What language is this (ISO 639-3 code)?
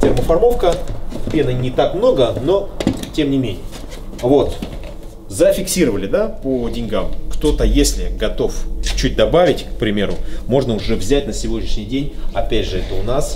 rus